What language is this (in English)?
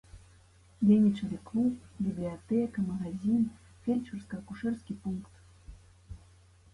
Belarusian